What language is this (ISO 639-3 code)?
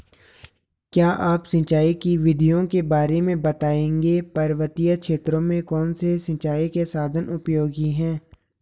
hin